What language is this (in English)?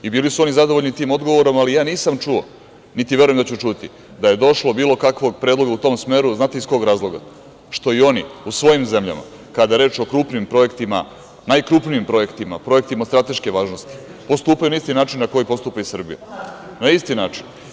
Serbian